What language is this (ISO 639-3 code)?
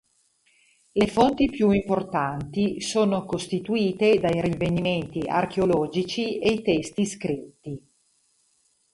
ita